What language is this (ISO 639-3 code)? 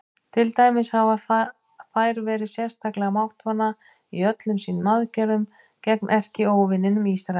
isl